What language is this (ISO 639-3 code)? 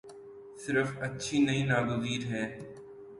urd